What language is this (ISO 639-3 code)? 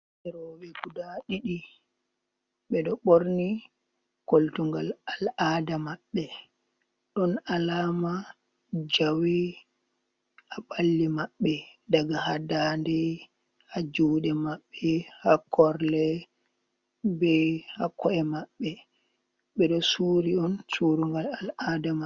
ful